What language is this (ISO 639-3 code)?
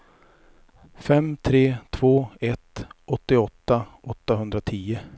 swe